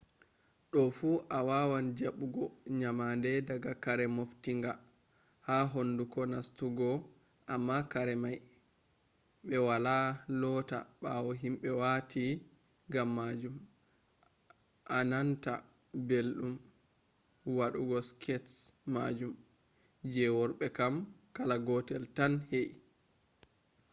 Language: Fula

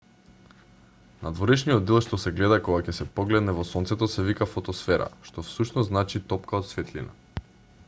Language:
Macedonian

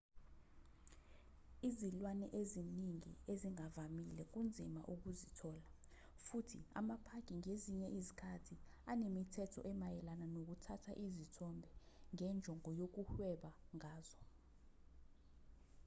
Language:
Zulu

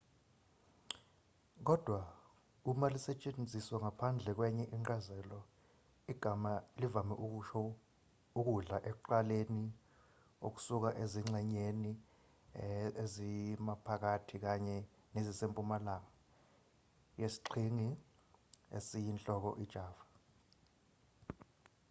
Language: Zulu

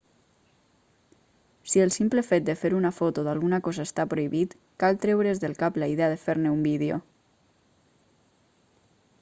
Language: Catalan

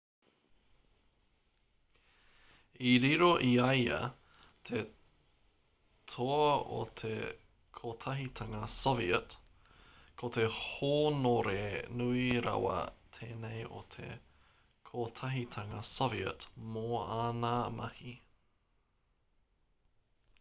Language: Māori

